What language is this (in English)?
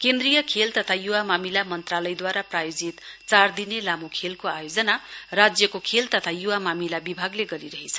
Nepali